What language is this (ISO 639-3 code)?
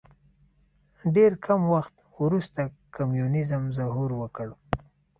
pus